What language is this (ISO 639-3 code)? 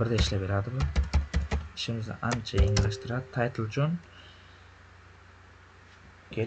tur